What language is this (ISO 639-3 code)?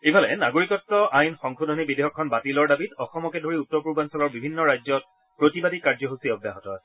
asm